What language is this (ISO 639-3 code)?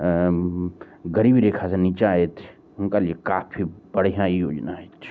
mai